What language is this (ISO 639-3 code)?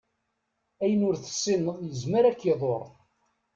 kab